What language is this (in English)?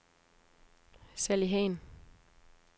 Danish